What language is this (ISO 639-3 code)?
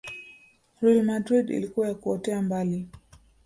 swa